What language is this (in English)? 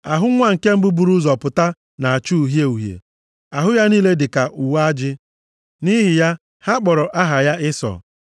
Igbo